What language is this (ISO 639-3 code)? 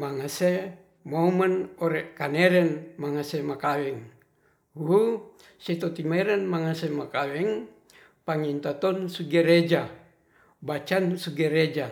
rth